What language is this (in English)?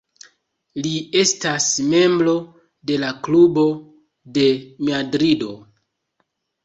Esperanto